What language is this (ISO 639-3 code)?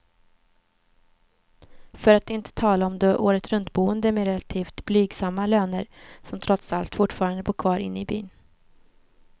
swe